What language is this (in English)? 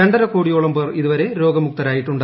Malayalam